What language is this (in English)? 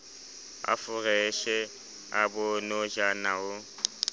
Southern Sotho